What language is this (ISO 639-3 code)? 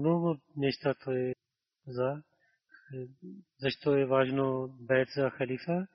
bul